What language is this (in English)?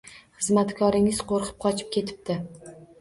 Uzbek